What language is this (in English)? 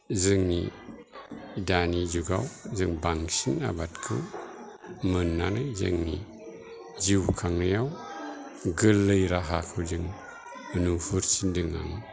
Bodo